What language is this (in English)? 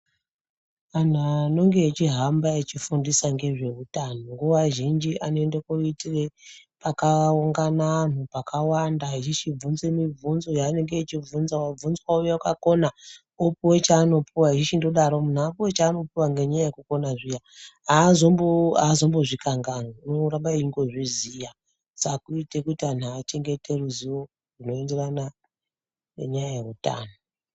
Ndau